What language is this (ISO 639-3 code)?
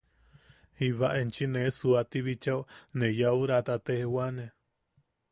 yaq